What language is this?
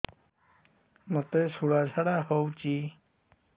Odia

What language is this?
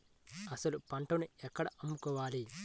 Telugu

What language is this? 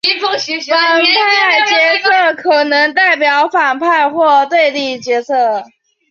Chinese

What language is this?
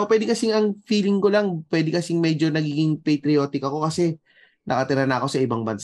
Filipino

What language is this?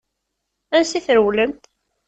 Kabyle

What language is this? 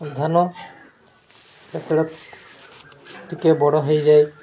Odia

